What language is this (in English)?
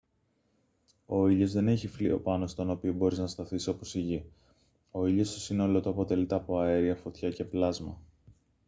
Greek